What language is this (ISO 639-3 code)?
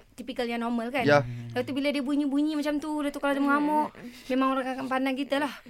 msa